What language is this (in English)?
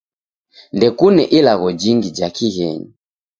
Taita